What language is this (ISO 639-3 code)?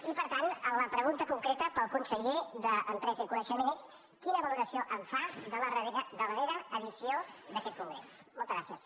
cat